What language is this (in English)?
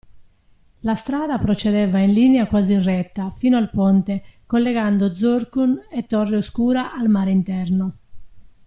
Italian